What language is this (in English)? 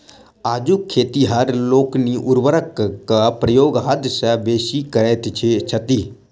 Maithili